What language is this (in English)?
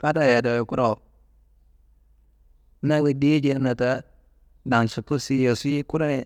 Kanembu